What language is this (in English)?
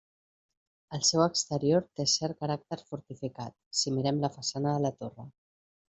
Catalan